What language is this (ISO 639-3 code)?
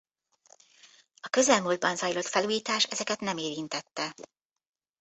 hun